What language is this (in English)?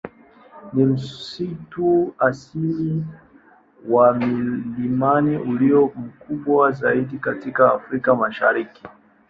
Swahili